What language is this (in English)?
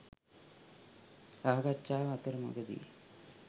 Sinhala